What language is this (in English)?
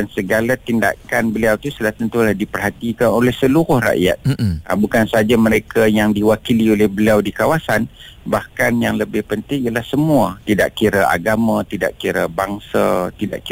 Malay